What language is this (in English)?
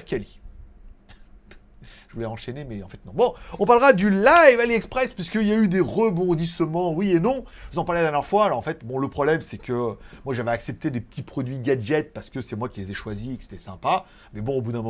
French